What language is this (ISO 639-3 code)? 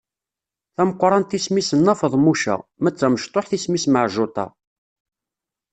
kab